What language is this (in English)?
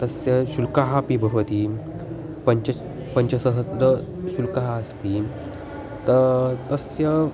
Sanskrit